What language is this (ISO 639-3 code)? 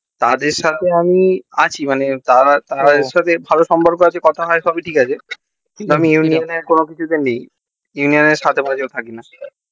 ben